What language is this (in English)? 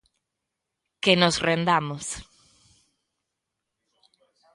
Galician